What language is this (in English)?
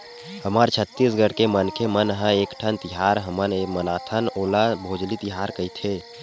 Chhattisgarhi